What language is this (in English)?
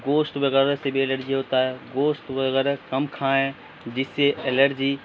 Urdu